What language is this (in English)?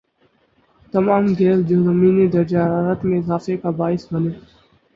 Urdu